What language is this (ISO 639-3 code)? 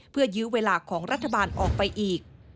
tha